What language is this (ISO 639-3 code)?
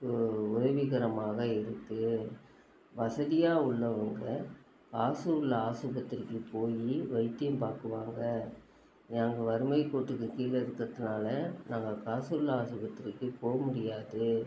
tam